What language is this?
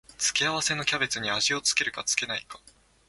Japanese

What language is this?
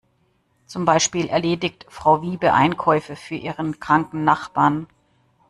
German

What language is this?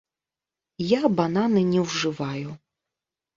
Belarusian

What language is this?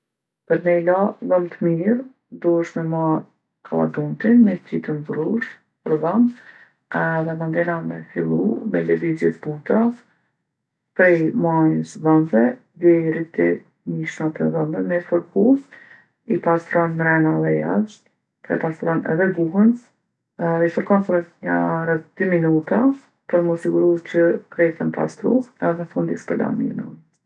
Gheg Albanian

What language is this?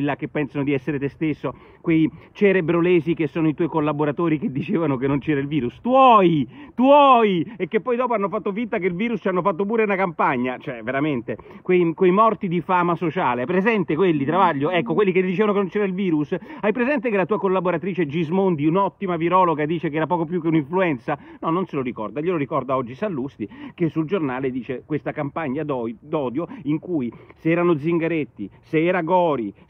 Italian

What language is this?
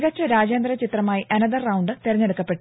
Malayalam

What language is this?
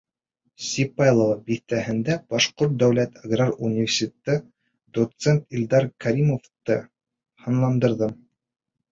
Bashkir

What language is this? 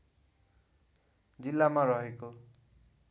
Nepali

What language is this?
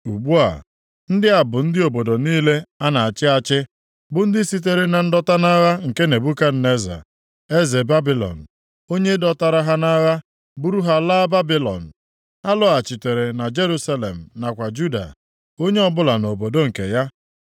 Igbo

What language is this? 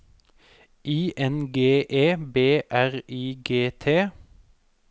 Norwegian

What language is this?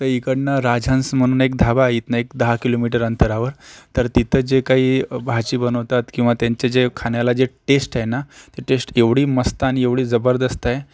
Marathi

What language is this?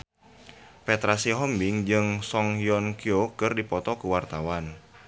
Sundanese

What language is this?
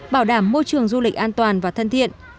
Vietnamese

